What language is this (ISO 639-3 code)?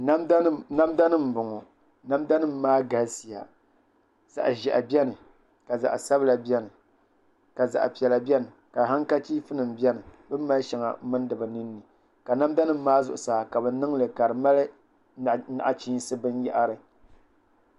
dag